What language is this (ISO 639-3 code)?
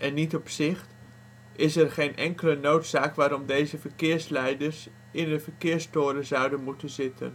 nld